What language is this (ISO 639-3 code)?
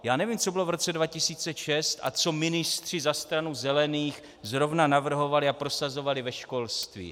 ces